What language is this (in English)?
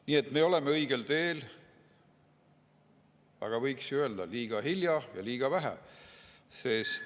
Estonian